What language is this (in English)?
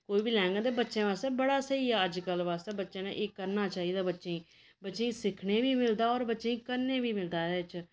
Dogri